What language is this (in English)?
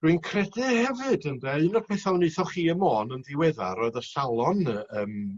Welsh